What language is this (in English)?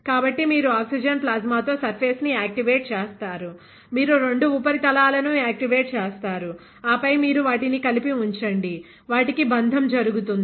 Telugu